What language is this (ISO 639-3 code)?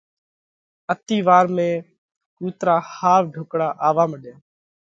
kvx